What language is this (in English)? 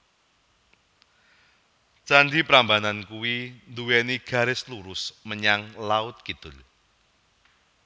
Javanese